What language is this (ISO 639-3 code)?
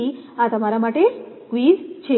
guj